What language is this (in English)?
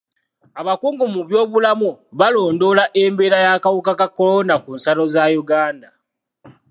Ganda